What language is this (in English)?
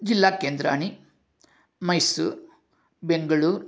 Sanskrit